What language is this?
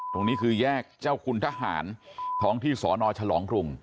Thai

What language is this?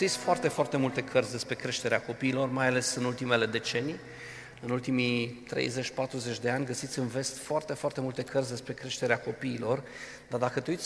Romanian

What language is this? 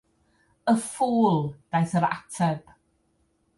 Welsh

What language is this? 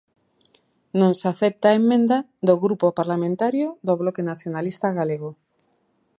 Galician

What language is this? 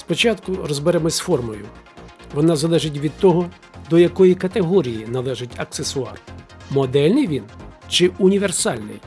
Ukrainian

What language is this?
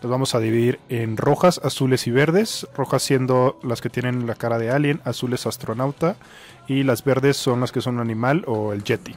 Spanish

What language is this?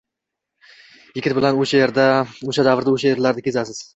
Uzbek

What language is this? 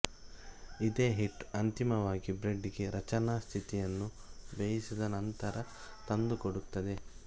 Kannada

